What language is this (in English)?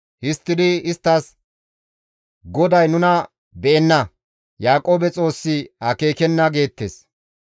Gamo